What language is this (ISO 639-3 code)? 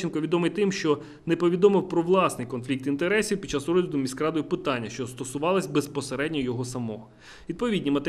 ukr